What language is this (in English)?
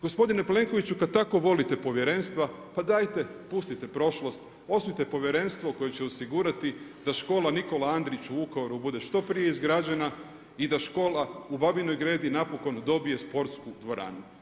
Croatian